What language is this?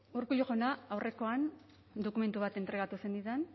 Basque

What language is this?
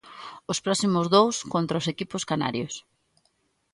Galician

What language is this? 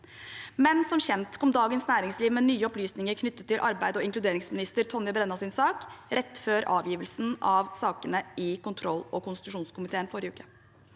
Norwegian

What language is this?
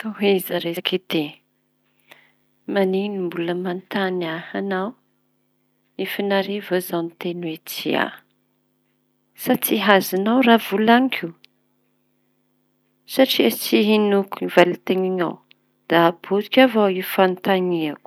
Tanosy Malagasy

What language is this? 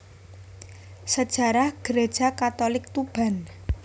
Javanese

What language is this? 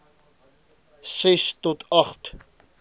Afrikaans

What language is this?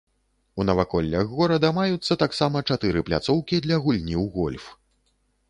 Belarusian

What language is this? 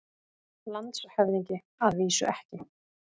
Icelandic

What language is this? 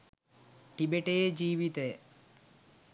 Sinhala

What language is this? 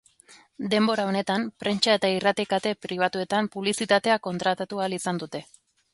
Basque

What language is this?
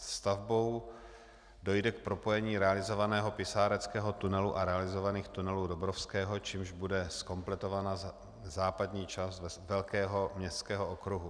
Czech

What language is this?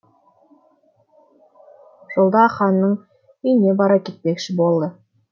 Kazakh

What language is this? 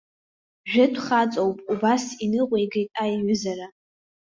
Abkhazian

